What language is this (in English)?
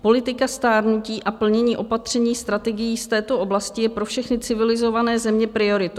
Czech